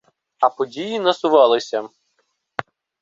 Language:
Ukrainian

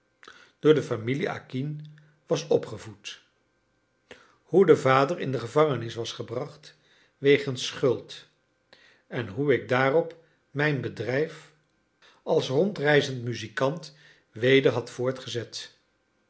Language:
Dutch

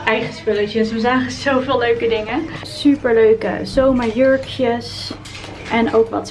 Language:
Dutch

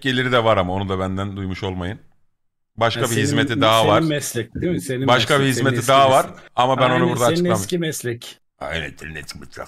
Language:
Turkish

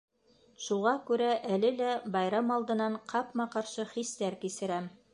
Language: Bashkir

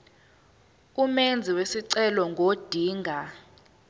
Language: Zulu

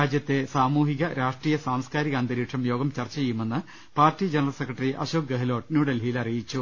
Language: Malayalam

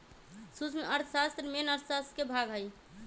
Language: Magahi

